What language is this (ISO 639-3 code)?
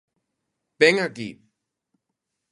glg